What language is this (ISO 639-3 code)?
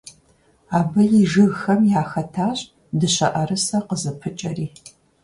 kbd